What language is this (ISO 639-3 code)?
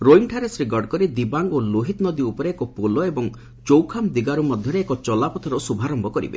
ori